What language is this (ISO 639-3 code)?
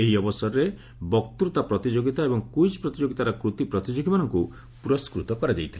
ori